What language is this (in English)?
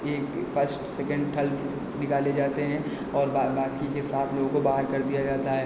Hindi